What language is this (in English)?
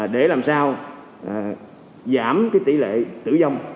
Vietnamese